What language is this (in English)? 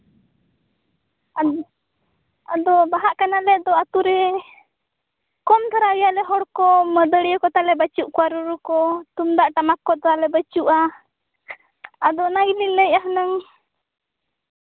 Santali